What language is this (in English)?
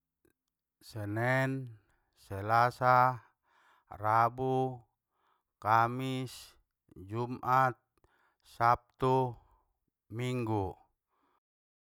Batak Mandailing